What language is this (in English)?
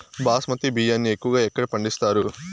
Telugu